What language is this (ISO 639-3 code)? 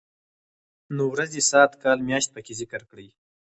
pus